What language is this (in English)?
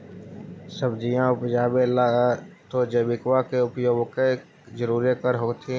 Magahi